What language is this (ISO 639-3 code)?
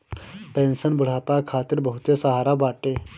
bho